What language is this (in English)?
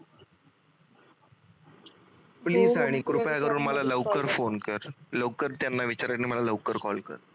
Marathi